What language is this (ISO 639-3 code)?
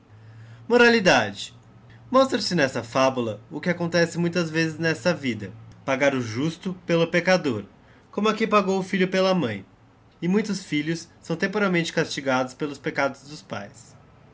por